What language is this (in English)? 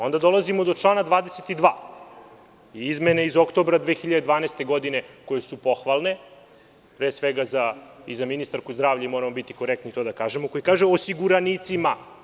Serbian